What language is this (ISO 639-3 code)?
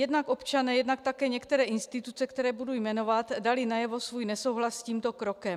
ces